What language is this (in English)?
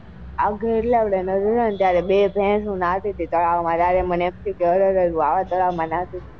Gujarati